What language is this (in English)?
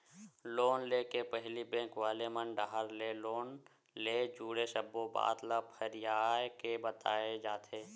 Chhattisgarhi